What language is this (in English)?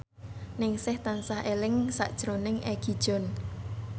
Javanese